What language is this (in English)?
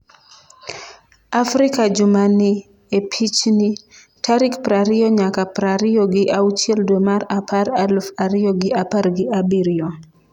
Luo (Kenya and Tanzania)